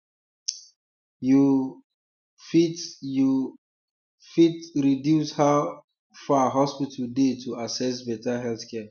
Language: Nigerian Pidgin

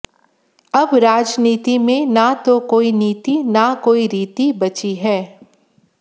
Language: Hindi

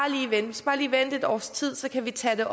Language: Danish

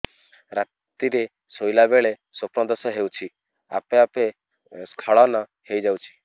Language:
Odia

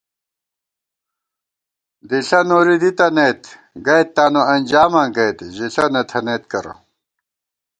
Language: Gawar-Bati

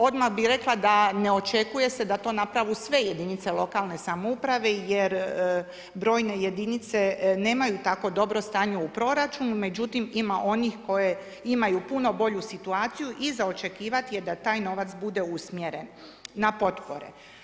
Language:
Croatian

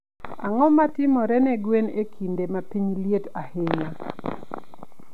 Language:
Luo (Kenya and Tanzania)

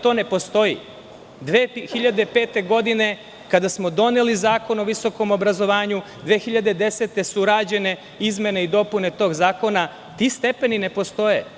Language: Serbian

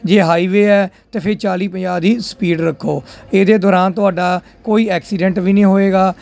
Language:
Punjabi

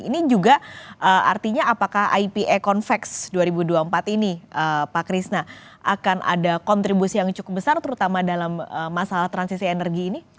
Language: Indonesian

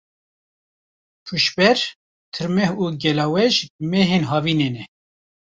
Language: Kurdish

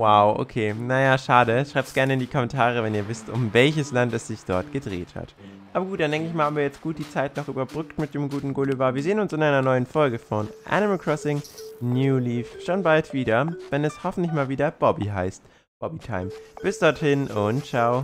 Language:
German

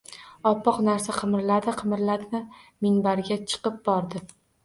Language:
Uzbek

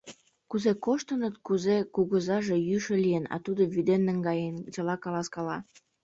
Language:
Mari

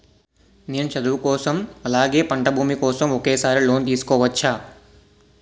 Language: Telugu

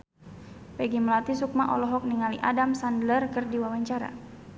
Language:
Sundanese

